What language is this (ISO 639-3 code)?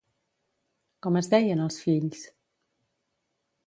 cat